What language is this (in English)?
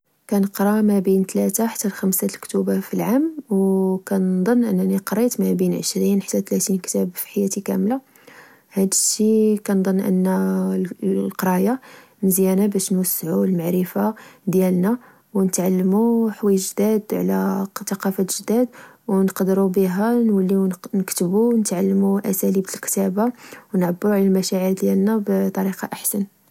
Moroccan Arabic